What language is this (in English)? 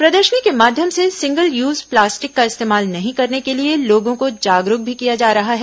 Hindi